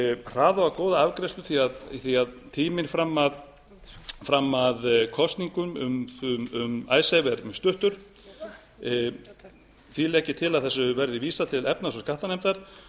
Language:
Icelandic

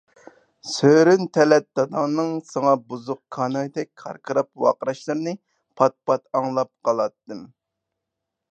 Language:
Uyghur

